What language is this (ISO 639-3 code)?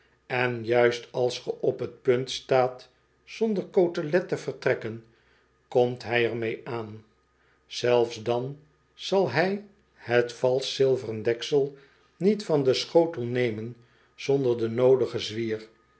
nld